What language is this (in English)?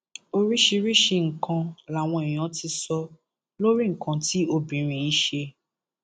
Yoruba